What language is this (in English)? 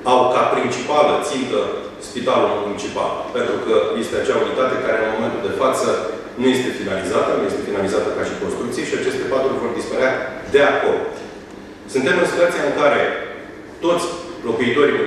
Romanian